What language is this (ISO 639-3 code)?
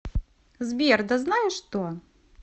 rus